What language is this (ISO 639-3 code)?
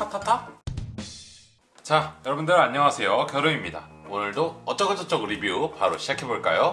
kor